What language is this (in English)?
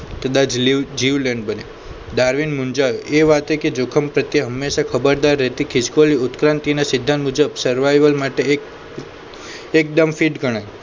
Gujarati